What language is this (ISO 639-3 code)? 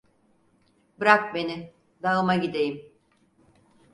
tur